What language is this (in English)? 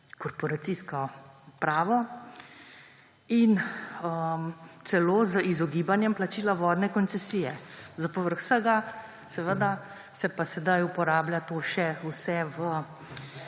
Slovenian